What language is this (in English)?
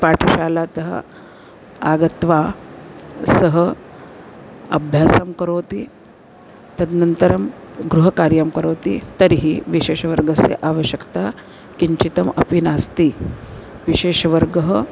Sanskrit